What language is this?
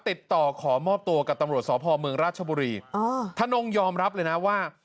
Thai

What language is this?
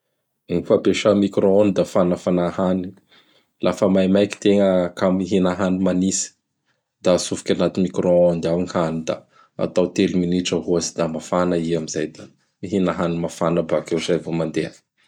Bara Malagasy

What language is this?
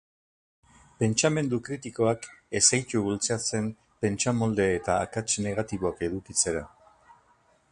Basque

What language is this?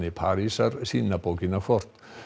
Icelandic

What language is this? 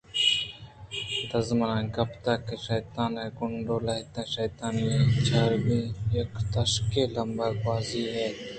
Eastern Balochi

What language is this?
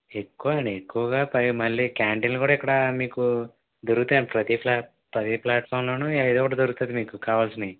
Telugu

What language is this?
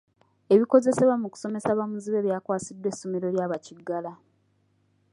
Ganda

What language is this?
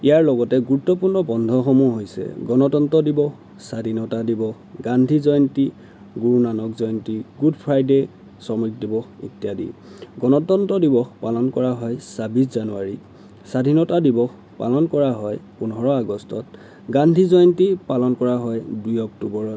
Assamese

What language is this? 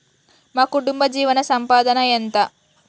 Telugu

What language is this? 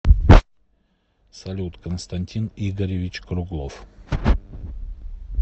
Russian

